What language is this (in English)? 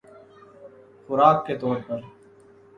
Urdu